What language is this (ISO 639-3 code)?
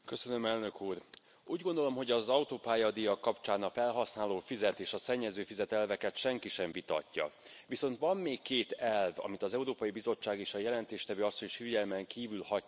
hun